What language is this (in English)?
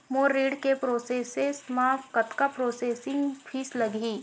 Chhattisgarhi